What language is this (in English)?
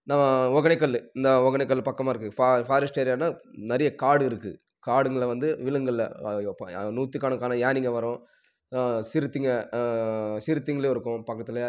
Tamil